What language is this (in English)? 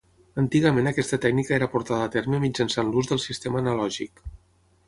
Catalan